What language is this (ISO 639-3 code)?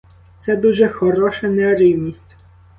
ukr